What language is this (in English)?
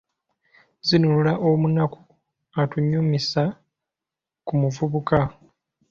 Ganda